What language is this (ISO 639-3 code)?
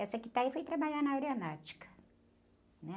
por